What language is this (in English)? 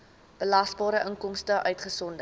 Afrikaans